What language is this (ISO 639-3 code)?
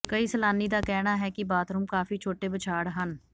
pan